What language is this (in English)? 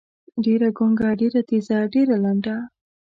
Pashto